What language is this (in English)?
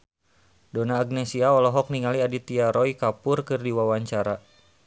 Sundanese